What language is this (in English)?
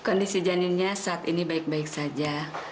Indonesian